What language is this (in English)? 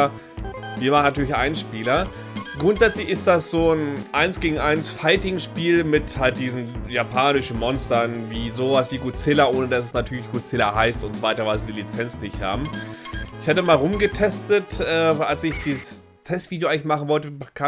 German